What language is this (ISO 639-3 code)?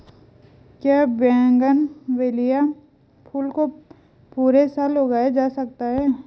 hin